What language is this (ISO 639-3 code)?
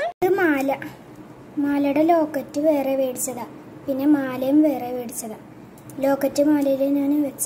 ind